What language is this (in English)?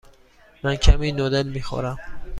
Persian